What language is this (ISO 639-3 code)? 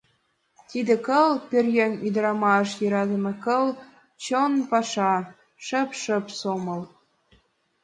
chm